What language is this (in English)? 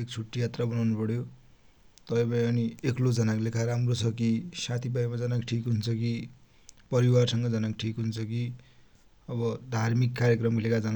Dotyali